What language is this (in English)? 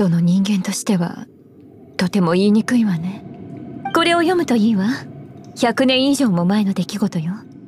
Japanese